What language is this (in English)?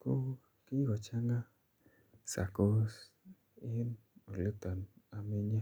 Kalenjin